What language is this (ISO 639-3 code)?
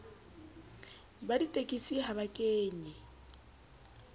sot